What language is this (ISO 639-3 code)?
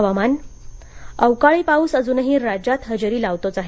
mar